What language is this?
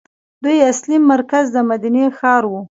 Pashto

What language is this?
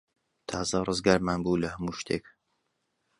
Central Kurdish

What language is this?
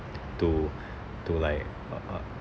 English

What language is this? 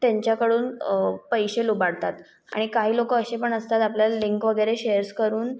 Marathi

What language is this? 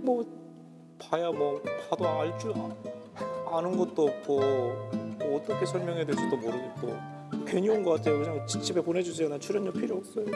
Korean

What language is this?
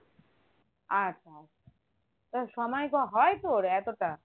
Bangla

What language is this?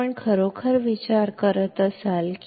Kannada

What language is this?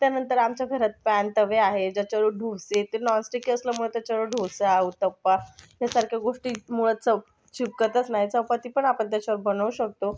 Marathi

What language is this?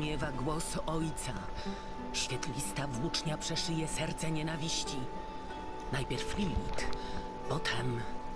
Polish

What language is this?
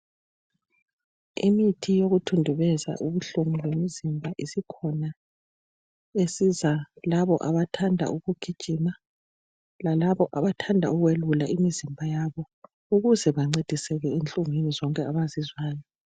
North Ndebele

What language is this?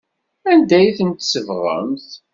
Kabyle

